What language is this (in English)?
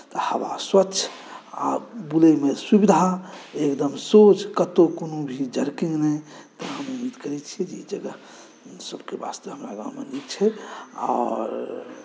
Maithili